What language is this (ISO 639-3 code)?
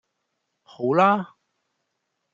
yue